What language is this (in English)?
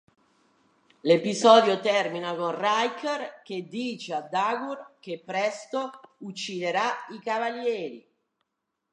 Italian